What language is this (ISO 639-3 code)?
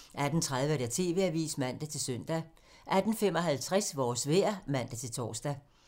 dan